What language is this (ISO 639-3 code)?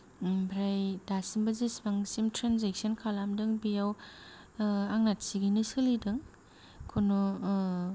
brx